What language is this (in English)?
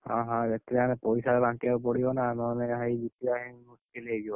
Odia